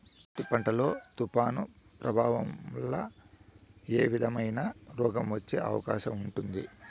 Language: Telugu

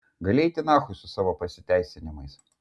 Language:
Lithuanian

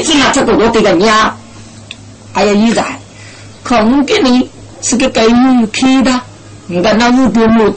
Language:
Chinese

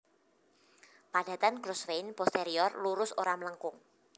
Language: Javanese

